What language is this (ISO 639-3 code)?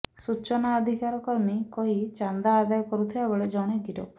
ori